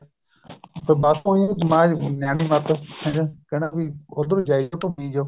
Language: Punjabi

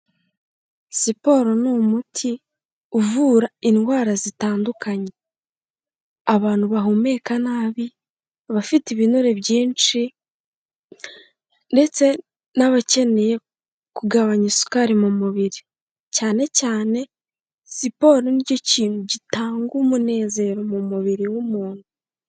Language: Kinyarwanda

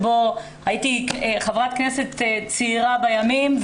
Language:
Hebrew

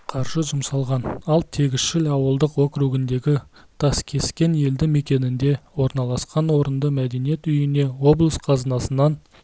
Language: Kazakh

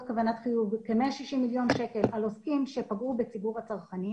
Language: Hebrew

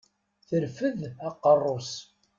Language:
Kabyle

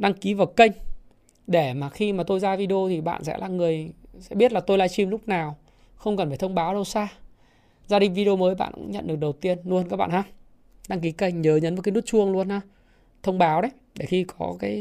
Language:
Vietnamese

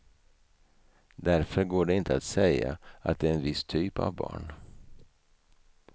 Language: Swedish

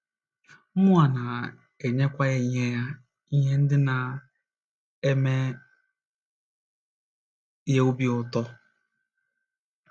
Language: Igbo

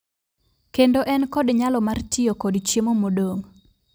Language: Luo (Kenya and Tanzania)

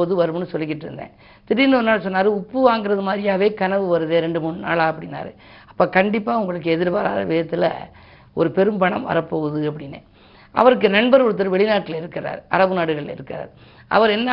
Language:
Tamil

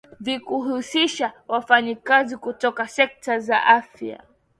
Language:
Swahili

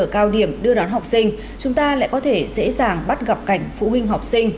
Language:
Vietnamese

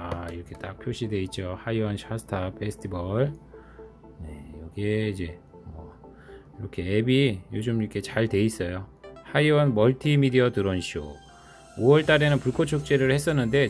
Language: Korean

